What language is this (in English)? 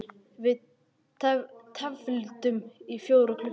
Icelandic